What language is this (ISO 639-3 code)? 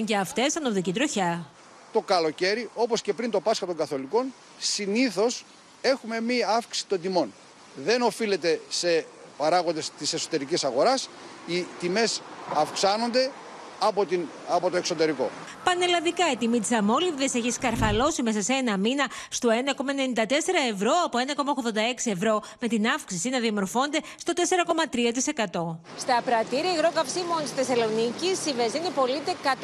ell